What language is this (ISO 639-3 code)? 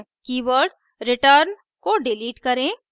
hin